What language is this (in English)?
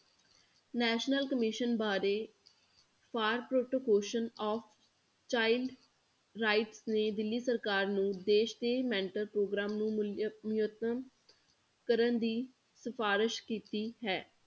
Punjabi